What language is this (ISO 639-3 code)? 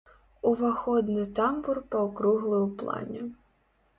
bel